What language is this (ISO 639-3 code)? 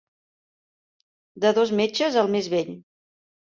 cat